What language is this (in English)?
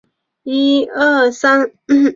Chinese